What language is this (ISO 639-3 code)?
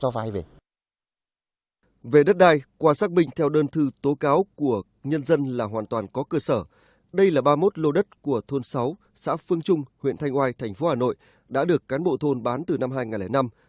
vie